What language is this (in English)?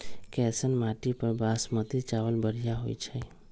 Magahi